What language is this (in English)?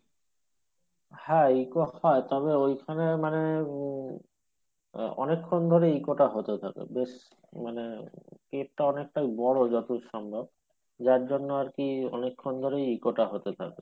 Bangla